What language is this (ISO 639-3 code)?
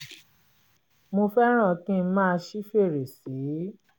yor